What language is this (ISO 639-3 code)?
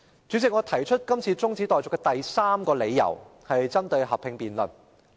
yue